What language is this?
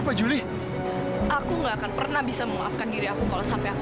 Indonesian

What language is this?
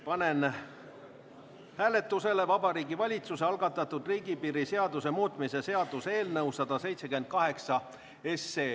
Estonian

